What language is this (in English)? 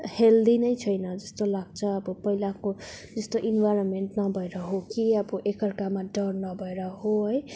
Nepali